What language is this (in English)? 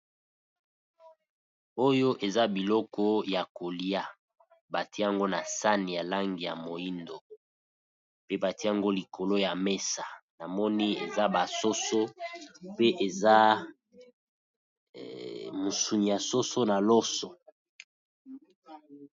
Lingala